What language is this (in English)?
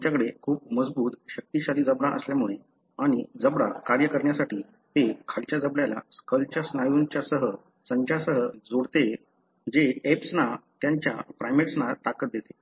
Marathi